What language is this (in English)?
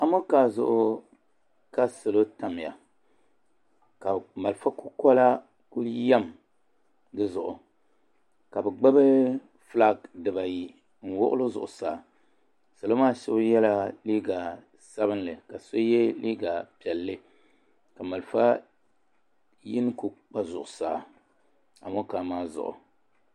Dagbani